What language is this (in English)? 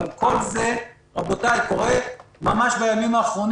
Hebrew